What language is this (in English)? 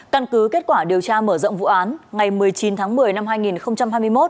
Vietnamese